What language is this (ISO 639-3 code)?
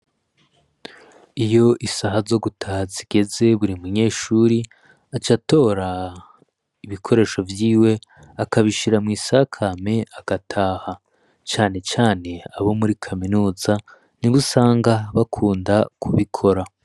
run